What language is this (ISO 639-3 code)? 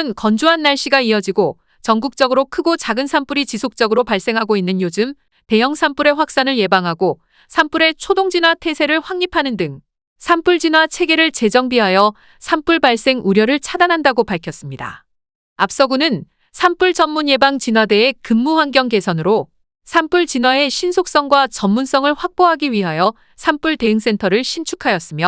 kor